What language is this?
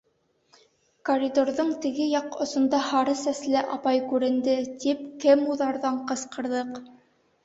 Bashkir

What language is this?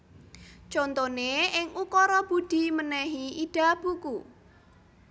Javanese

